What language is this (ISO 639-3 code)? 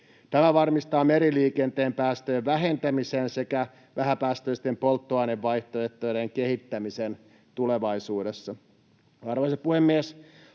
fin